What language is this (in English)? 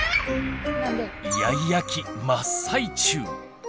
Japanese